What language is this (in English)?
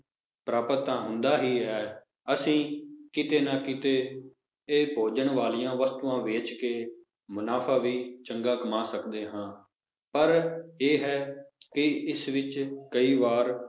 Punjabi